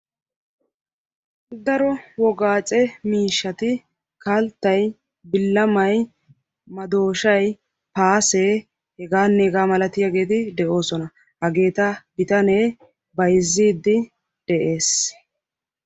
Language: Wolaytta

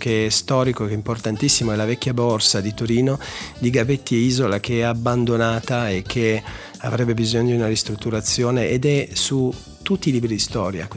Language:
Italian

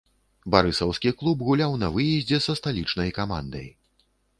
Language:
Belarusian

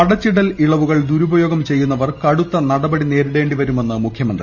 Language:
Malayalam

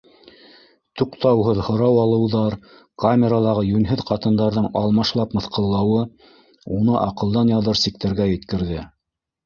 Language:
Bashkir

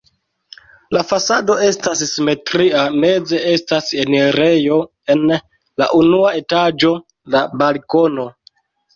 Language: Esperanto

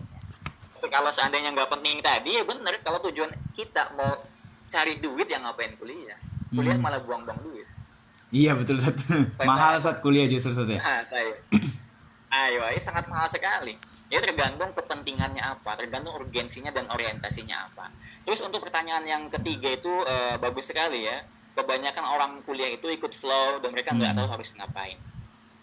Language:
Indonesian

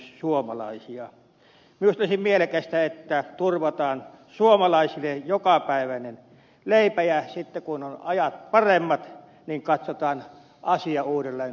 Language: Finnish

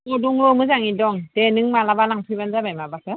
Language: Bodo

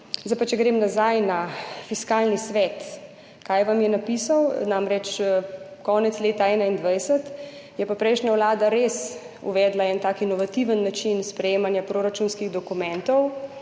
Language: Slovenian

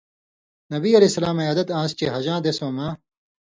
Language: Indus Kohistani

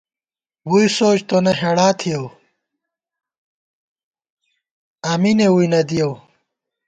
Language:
Gawar-Bati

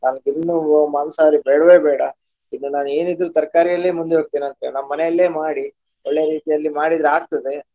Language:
Kannada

